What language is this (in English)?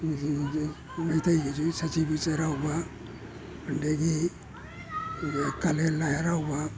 Manipuri